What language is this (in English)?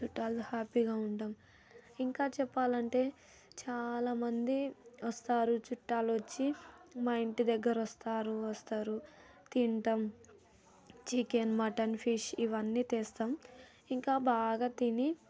Telugu